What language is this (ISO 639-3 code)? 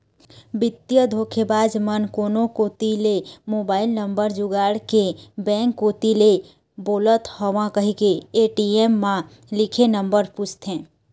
hne